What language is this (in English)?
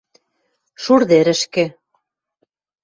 Western Mari